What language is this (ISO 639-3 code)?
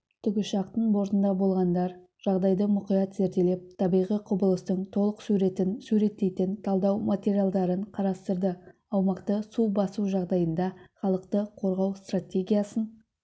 kaz